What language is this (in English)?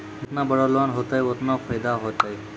Maithili